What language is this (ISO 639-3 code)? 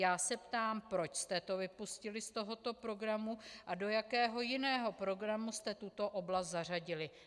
ces